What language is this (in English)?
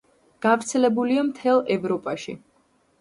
Georgian